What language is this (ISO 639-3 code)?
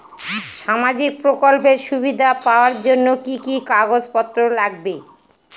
ben